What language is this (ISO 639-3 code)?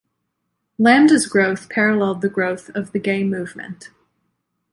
eng